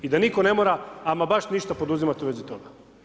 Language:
Croatian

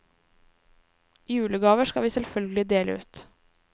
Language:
Norwegian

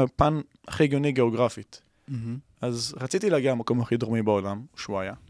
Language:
Hebrew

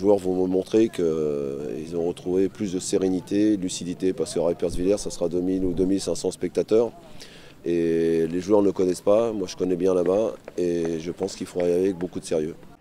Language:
French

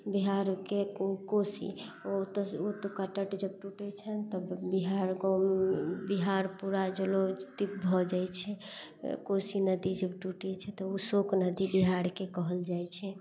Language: Maithili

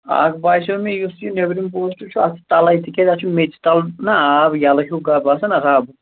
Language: Kashmiri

